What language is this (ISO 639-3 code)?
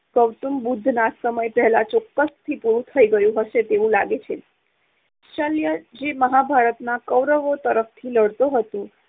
guj